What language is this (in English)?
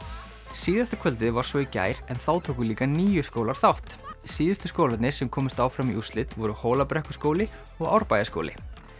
Icelandic